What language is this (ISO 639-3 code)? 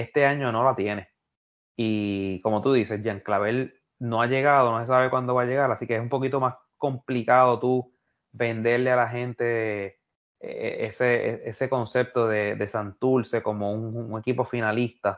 spa